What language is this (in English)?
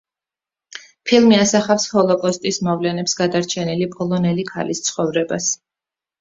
Georgian